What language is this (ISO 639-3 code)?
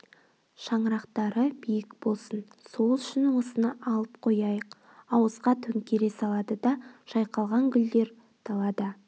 kaz